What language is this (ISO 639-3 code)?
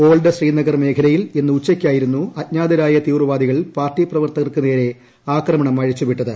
mal